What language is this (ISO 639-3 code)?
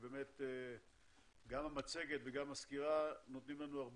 heb